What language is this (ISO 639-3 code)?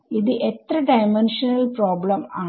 mal